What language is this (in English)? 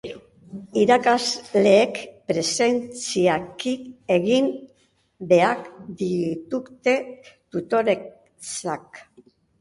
Basque